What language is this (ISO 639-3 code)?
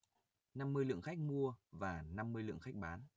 vie